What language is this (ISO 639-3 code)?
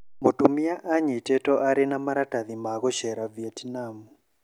kik